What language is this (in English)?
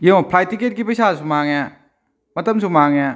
Manipuri